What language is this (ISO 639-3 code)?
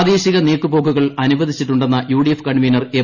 mal